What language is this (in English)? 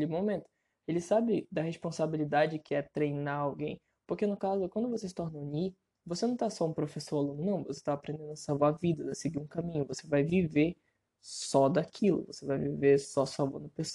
Portuguese